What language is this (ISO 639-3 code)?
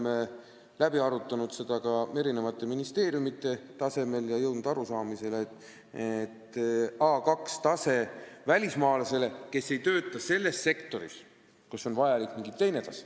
est